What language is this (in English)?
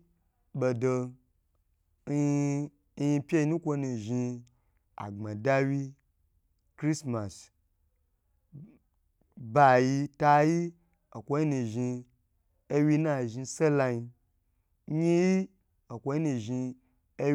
Gbagyi